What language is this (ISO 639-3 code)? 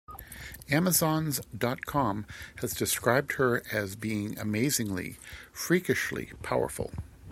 eng